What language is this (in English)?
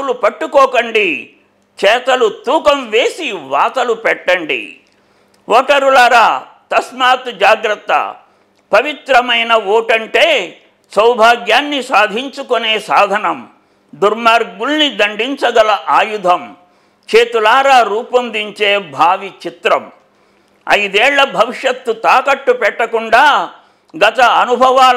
Telugu